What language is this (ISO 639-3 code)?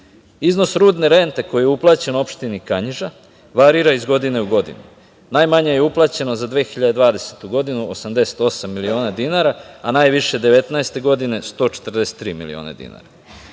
srp